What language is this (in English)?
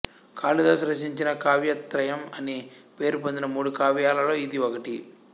Telugu